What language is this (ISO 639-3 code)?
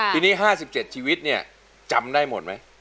tha